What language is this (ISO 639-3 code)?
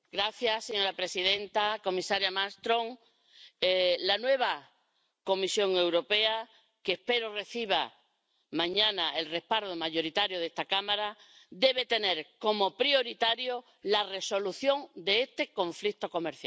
spa